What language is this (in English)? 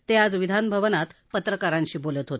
Marathi